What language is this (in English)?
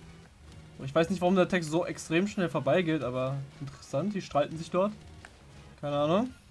German